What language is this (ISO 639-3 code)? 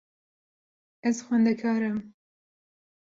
kur